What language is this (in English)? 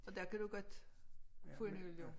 Danish